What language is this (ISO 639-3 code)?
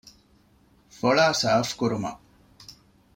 div